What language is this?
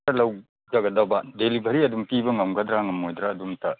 Manipuri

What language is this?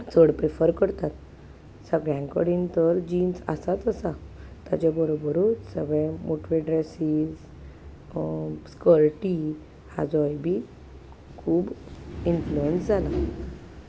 Konkani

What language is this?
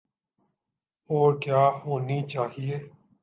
Urdu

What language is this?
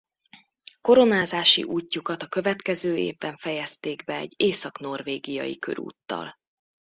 Hungarian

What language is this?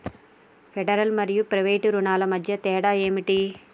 Telugu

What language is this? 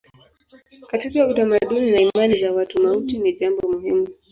Swahili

